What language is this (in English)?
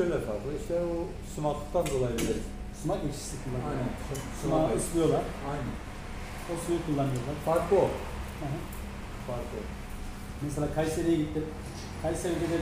Turkish